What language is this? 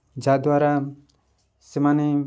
Odia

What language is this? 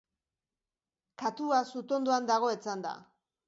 Basque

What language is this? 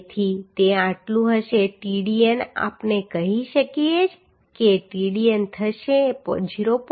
Gujarati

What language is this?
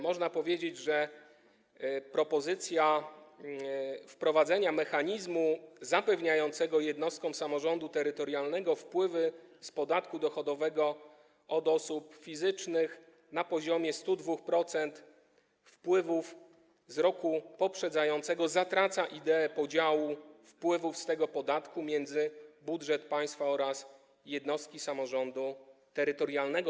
Polish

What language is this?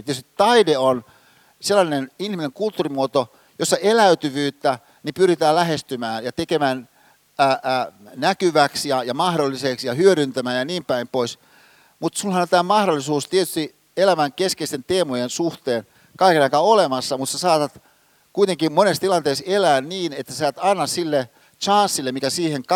Finnish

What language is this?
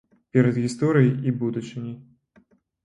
Belarusian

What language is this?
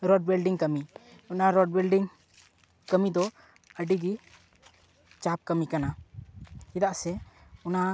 Santali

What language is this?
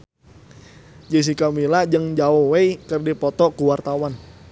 Sundanese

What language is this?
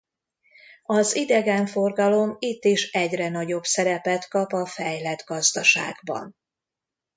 Hungarian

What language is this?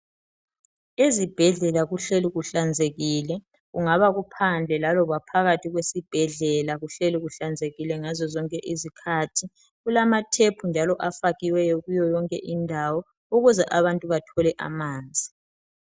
North Ndebele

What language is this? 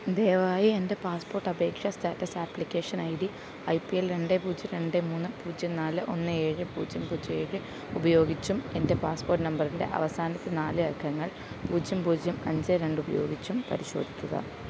Malayalam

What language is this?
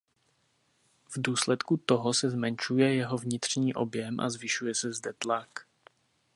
Czech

